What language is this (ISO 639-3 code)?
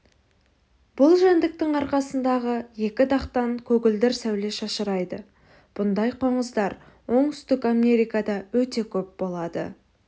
kaz